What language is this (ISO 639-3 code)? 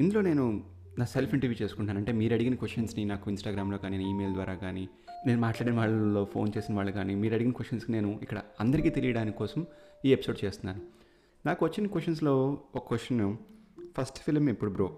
tel